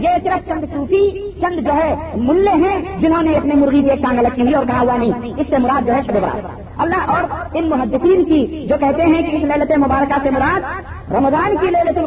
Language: Urdu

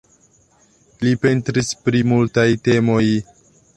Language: Esperanto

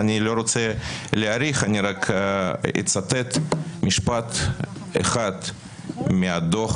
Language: Hebrew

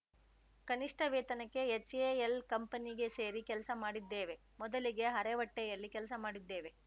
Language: Kannada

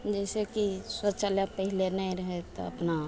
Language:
Maithili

